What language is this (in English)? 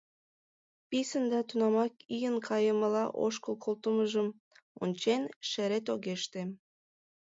Mari